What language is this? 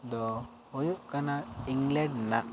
Santali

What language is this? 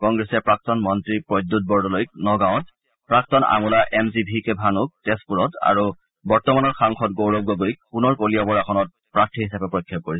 Assamese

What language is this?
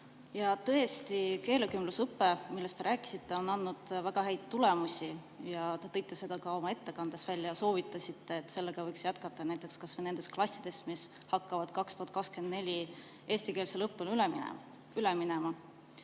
Estonian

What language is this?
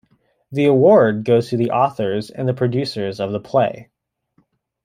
English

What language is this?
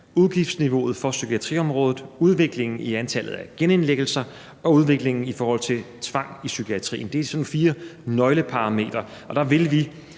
Danish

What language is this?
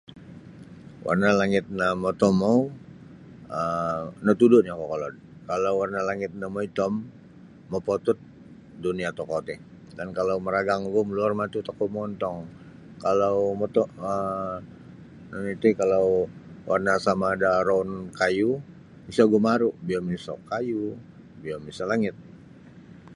Sabah Bisaya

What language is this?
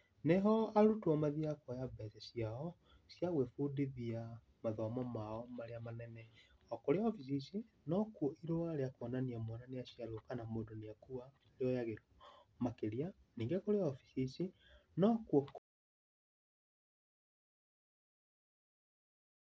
Kikuyu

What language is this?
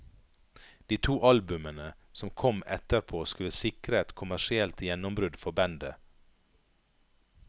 Norwegian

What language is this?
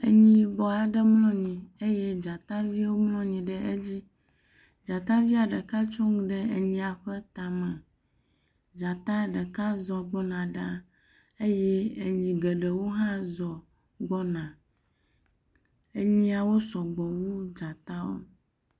Ewe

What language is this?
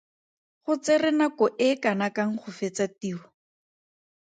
Tswana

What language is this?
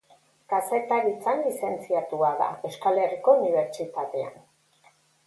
Basque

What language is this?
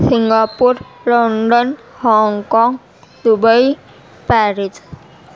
Urdu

